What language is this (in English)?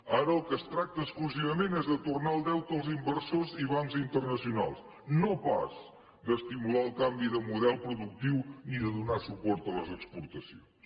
Catalan